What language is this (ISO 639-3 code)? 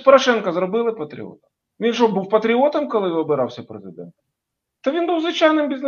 ukr